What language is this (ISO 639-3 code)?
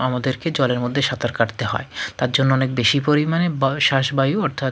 ben